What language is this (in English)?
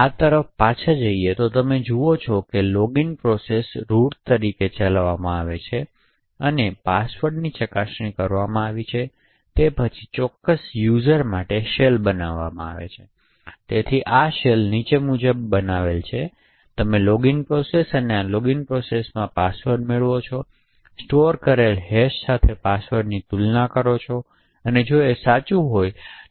Gujarati